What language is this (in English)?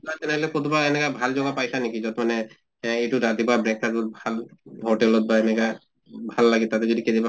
Assamese